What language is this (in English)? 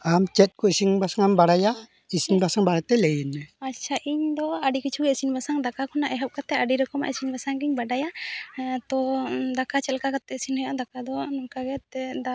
Santali